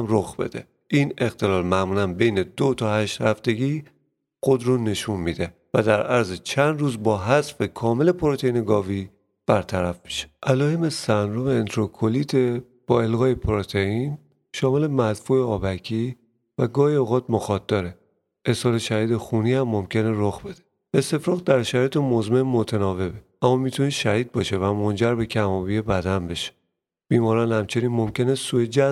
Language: Persian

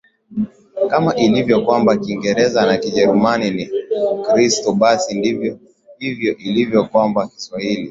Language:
Swahili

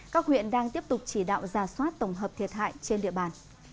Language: Vietnamese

